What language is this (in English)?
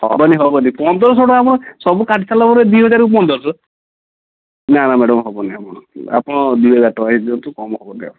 Odia